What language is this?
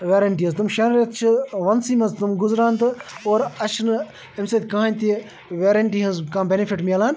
Kashmiri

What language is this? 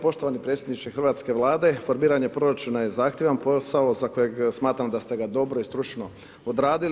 Croatian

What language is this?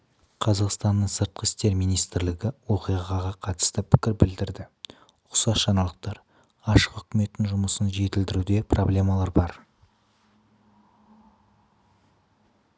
Kazakh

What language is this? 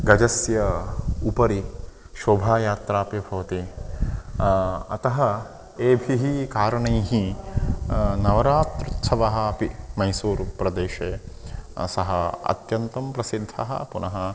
Sanskrit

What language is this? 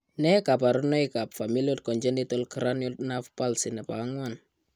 Kalenjin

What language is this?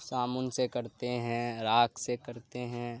Urdu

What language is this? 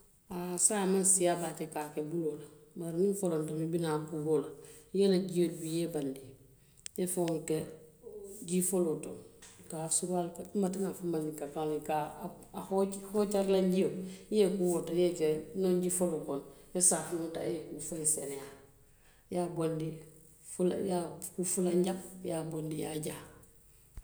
Western Maninkakan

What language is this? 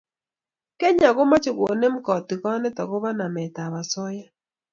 Kalenjin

